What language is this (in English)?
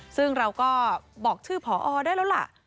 Thai